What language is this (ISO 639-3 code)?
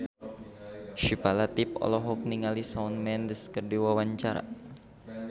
sun